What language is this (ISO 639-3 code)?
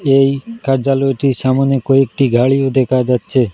ben